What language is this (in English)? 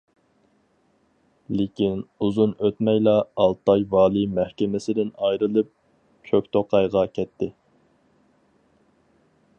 Uyghur